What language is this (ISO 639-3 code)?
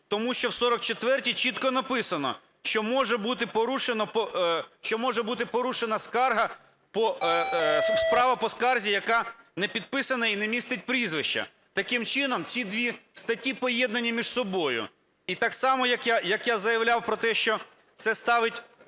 ukr